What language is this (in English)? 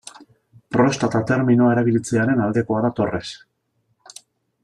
Basque